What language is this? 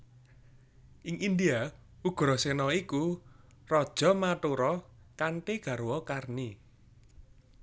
Javanese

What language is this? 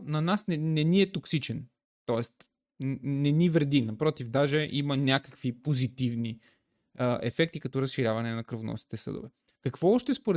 Bulgarian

